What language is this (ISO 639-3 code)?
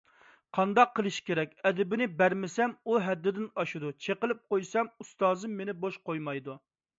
uig